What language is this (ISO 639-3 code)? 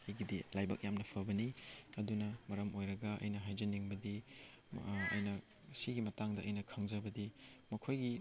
mni